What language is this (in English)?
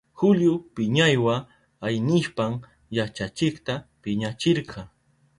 Southern Pastaza Quechua